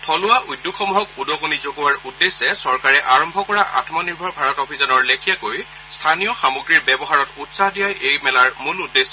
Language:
Assamese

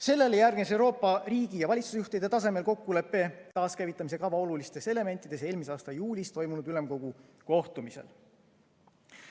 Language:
Estonian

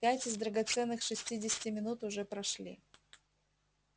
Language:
Russian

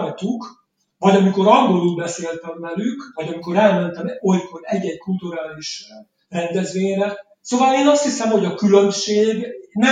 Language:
Hungarian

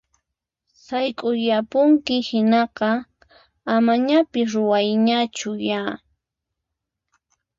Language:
Puno Quechua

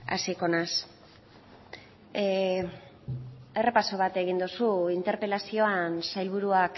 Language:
Basque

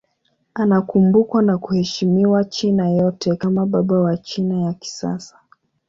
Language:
Swahili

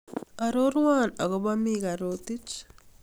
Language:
Kalenjin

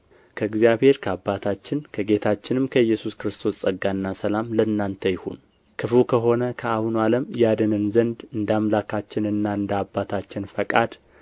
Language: Amharic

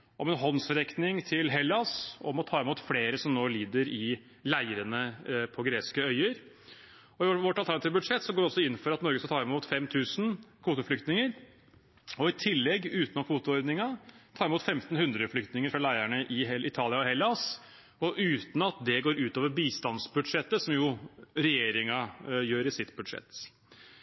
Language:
Norwegian Bokmål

